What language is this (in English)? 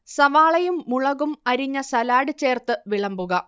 Malayalam